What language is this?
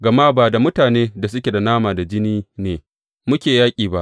Hausa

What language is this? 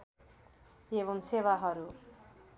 Nepali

